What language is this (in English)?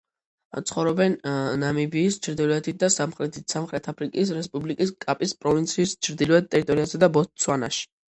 Georgian